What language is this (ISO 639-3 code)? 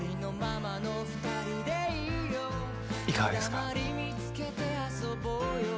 jpn